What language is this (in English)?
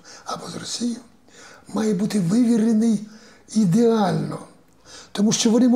Ukrainian